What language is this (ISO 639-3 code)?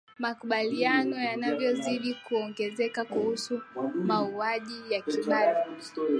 swa